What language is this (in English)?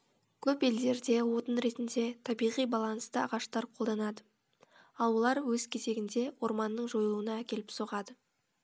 Kazakh